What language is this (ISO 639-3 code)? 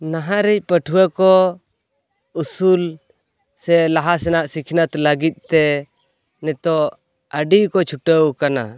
sat